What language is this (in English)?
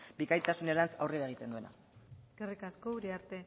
Basque